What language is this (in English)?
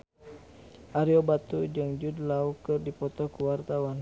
Sundanese